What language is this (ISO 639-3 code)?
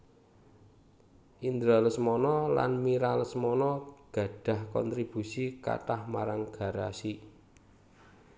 jav